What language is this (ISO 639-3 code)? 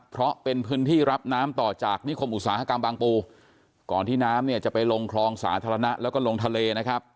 tha